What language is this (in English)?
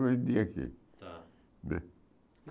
Portuguese